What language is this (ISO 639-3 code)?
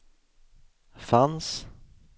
swe